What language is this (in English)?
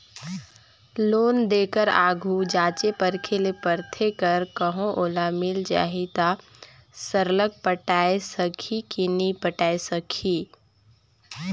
Chhattisgarhi